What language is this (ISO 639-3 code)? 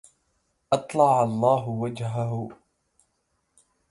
ara